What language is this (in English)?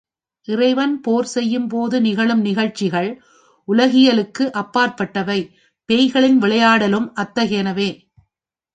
Tamil